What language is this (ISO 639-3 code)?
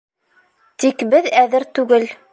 bak